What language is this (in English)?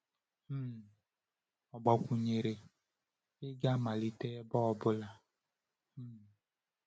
Igbo